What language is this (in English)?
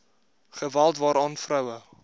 Afrikaans